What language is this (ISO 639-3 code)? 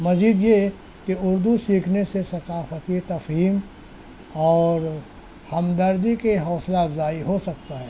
urd